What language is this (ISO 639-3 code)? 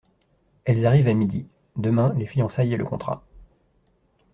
fra